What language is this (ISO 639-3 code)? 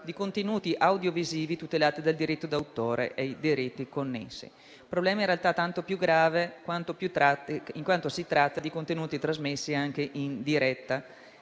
ita